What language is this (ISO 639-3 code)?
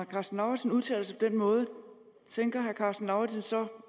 dan